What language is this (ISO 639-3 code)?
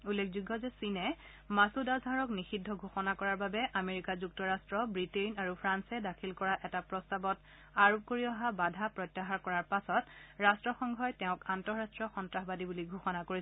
asm